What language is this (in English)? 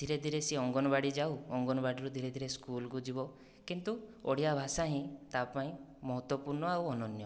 Odia